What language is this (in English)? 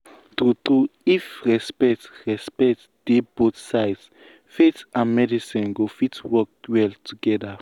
Nigerian Pidgin